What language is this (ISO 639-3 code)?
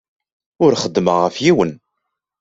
kab